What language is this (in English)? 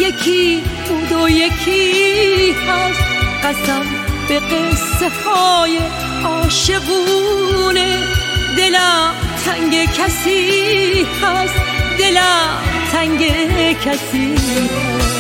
Persian